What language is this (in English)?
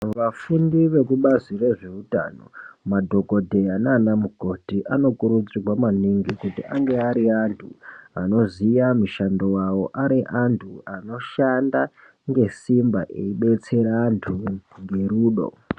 Ndau